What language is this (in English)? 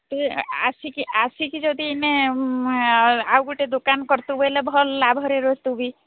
Odia